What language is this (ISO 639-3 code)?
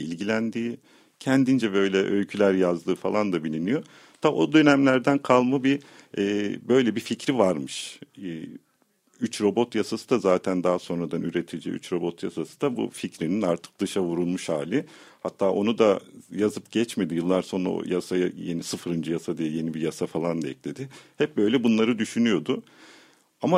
tur